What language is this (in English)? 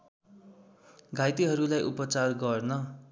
Nepali